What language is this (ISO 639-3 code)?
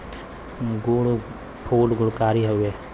bho